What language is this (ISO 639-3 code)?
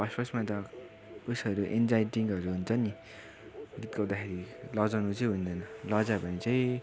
nep